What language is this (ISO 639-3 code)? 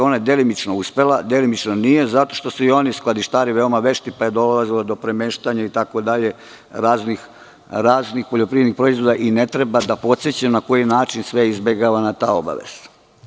srp